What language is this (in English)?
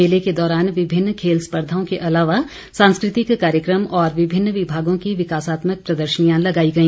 Hindi